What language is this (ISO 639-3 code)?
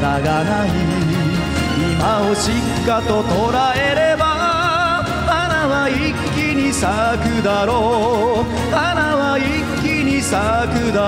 jpn